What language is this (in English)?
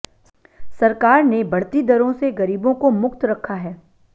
Hindi